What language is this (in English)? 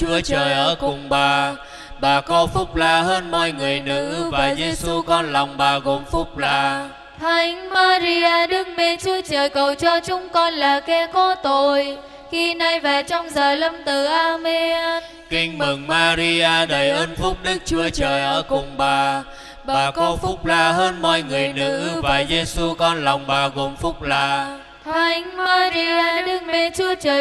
Vietnamese